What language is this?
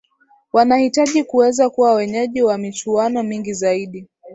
Swahili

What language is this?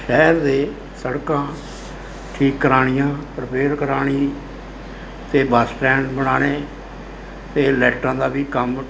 Punjabi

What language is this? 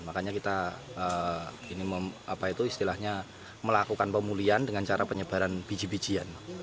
Indonesian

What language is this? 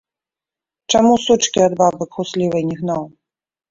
Belarusian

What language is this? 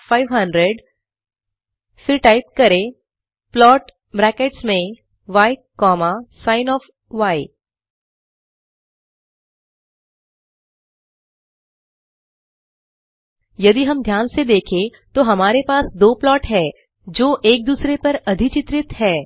Hindi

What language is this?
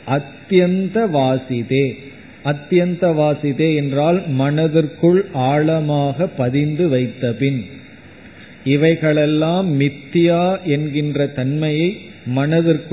Tamil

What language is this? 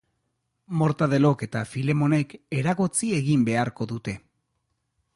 Basque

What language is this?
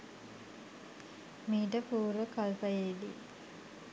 Sinhala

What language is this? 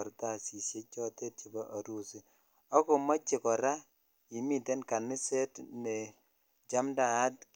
Kalenjin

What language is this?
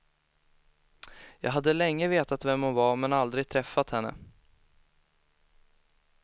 Swedish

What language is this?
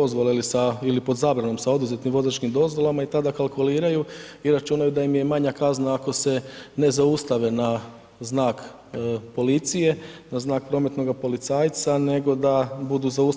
Croatian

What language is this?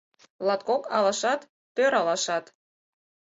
Mari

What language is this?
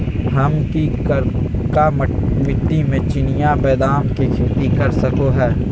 Magahi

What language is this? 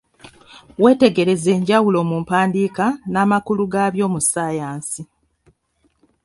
Ganda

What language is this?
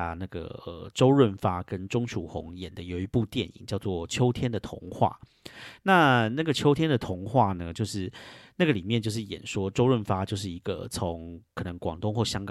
Chinese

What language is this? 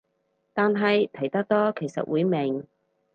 Cantonese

